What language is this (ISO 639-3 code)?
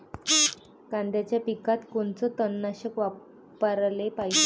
mar